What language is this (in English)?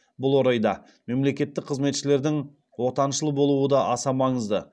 Kazakh